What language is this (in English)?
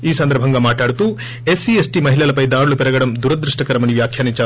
Telugu